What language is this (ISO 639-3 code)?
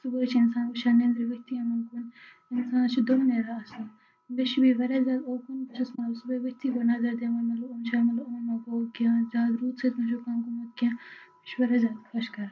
kas